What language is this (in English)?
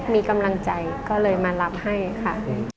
Thai